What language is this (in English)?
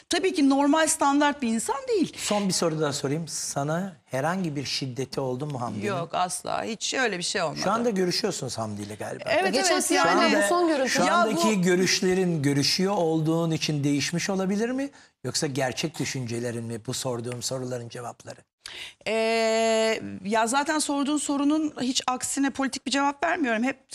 Turkish